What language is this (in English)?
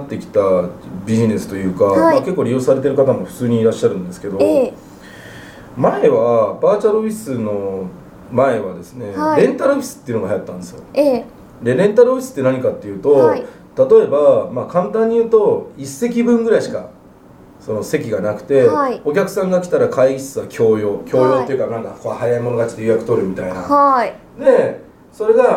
Japanese